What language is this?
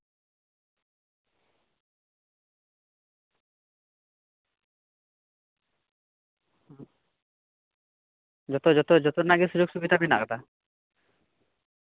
Santali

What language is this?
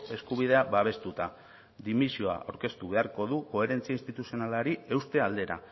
Basque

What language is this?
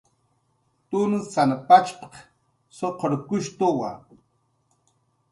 Jaqaru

